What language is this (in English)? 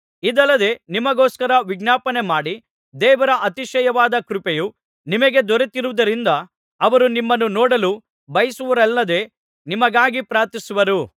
Kannada